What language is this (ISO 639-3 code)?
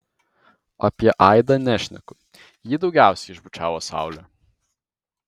lit